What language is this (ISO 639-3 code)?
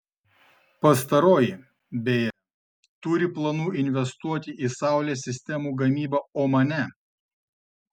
lit